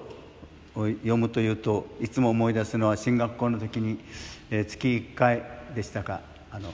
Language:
Japanese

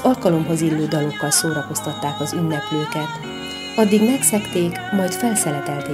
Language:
Hungarian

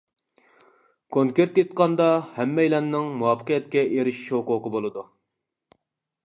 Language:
Uyghur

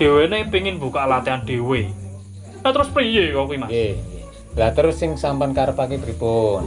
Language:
Indonesian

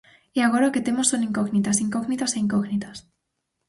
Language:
Galician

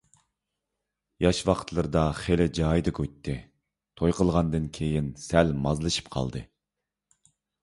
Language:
Uyghur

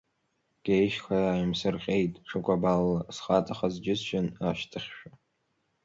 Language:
Abkhazian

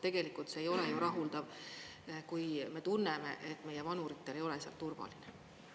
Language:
Estonian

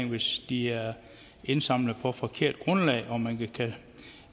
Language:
Danish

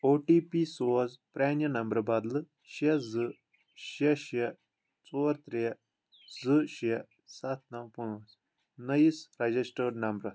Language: Kashmiri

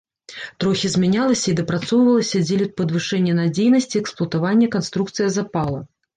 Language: Belarusian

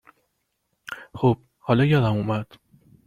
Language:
Persian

